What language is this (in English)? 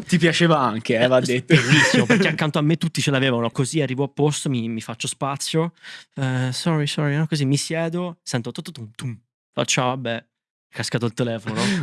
Italian